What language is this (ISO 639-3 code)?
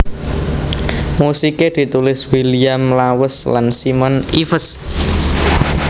jav